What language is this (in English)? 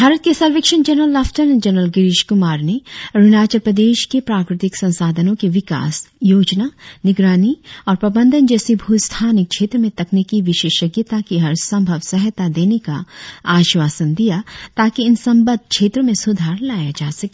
Hindi